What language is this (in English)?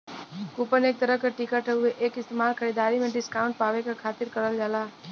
Bhojpuri